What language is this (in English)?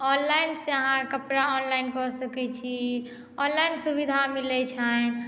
Maithili